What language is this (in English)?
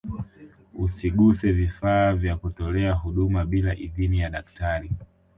Swahili